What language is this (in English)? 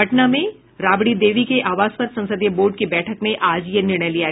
Hindi